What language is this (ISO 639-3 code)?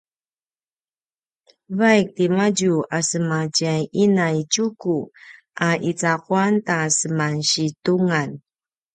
pwn